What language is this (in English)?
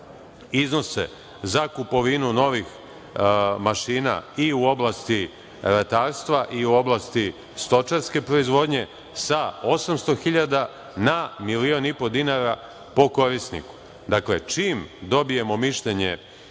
Serbian